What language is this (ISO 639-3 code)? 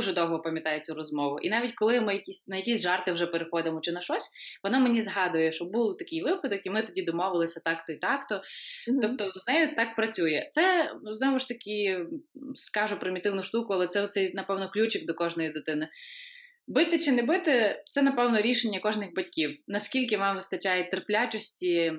ukr